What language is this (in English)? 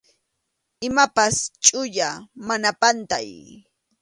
Arequipa-La Unión Quechua